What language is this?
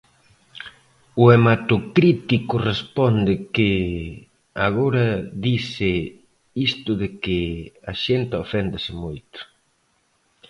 Galician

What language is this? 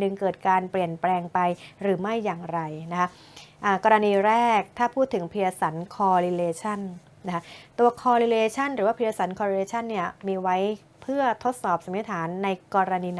Thai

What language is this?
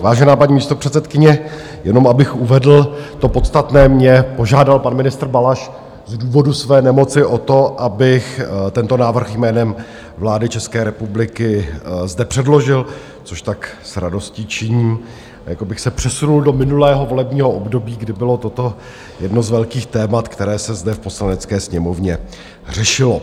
Czech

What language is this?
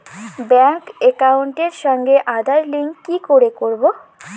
Bangla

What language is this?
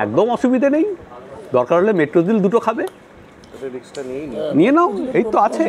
Bangla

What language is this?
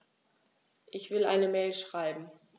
German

